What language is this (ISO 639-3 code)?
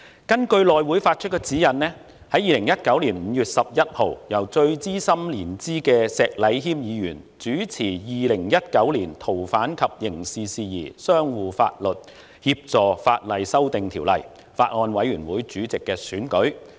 yue